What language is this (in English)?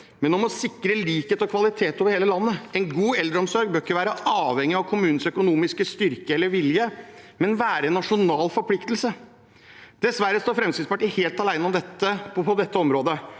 Norwegian